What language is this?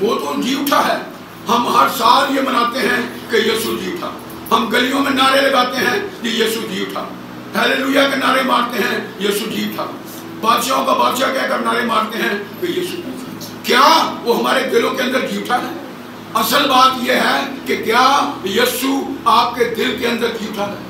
Hindi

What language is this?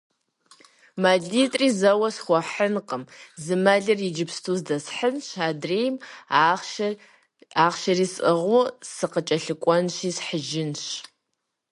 Kabardian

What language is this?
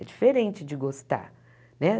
Portuguese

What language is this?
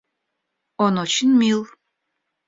Russian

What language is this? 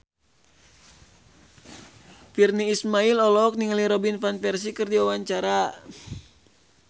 Sundanese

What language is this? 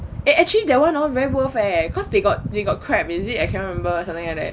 English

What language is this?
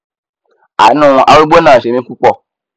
Yoruba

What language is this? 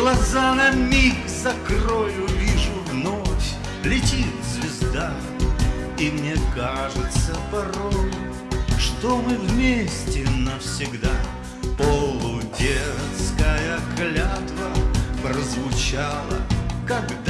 Russian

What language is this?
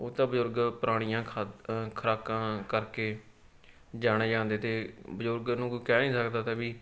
Punjabi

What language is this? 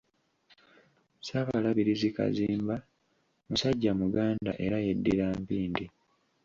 Ganda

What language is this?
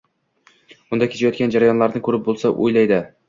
Uzbek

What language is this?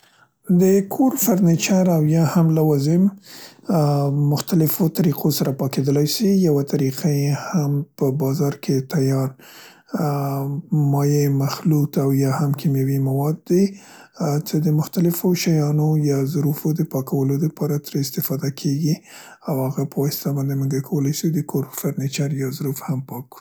Central Pashto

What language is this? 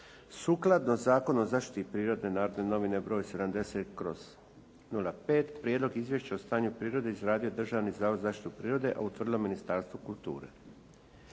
Croatian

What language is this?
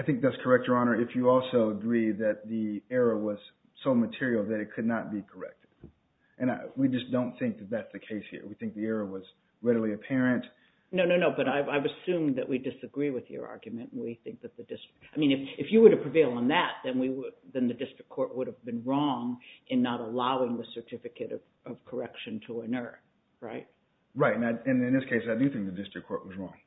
English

